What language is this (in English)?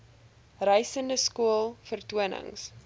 Afrikaans